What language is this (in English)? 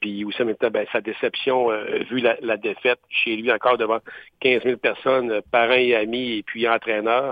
French